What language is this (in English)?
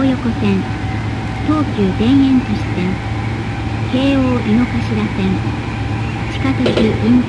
Japanese